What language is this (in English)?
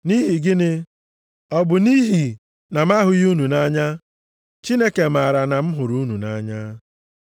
Igbo